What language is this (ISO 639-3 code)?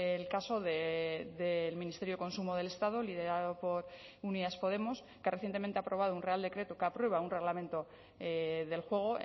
spa